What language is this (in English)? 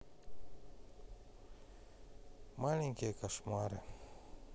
Russian